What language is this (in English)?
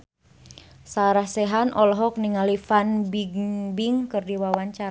Sundanese